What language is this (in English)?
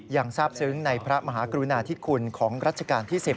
Thai